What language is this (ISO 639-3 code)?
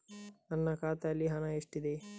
kan